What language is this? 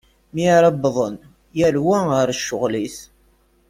Kabyle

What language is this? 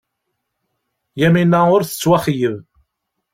Kabyle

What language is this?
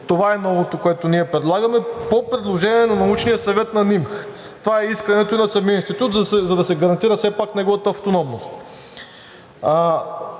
Bulgarian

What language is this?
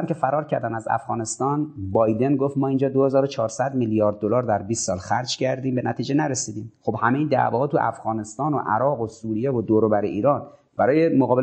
Persian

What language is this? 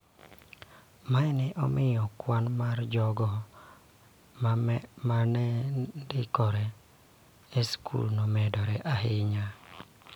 Luo (Kenya and Tanzania)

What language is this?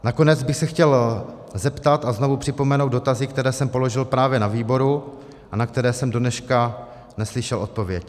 Czech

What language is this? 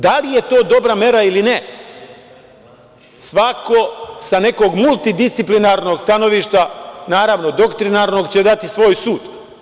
Serbian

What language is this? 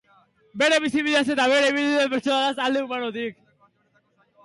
Basque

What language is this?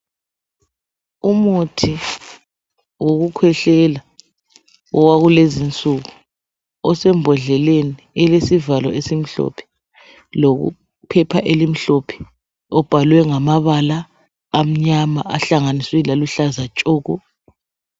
North Ndebele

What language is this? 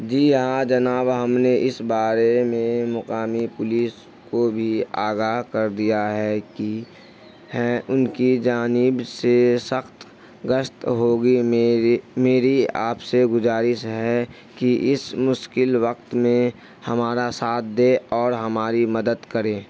Urdu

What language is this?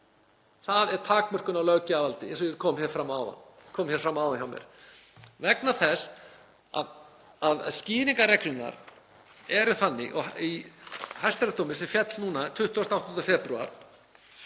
Icelandic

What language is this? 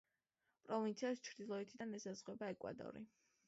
Georgian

